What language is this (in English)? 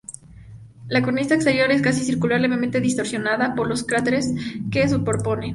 Spanish